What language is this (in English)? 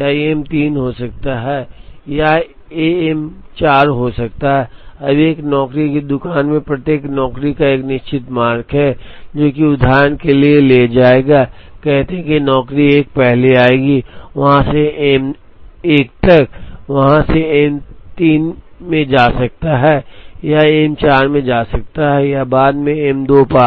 Hindi